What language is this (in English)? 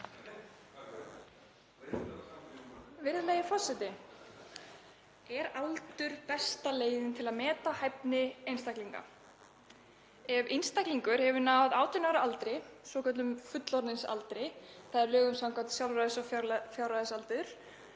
Icelandic